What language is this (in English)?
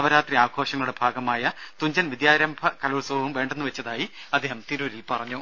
Malayalam